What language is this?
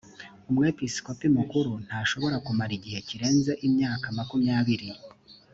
Kinyarwanda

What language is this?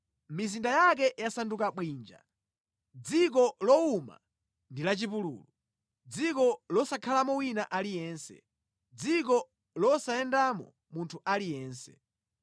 Nyanja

